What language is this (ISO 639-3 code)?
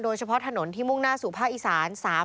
tha